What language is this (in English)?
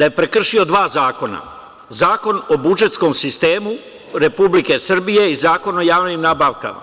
Serbian